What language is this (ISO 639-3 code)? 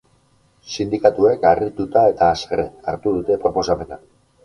eus